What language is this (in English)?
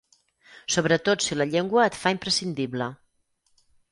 Catalan